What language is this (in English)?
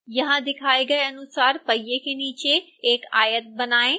Hindi